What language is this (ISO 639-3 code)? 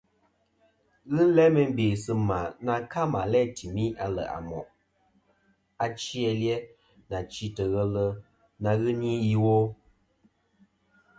bkm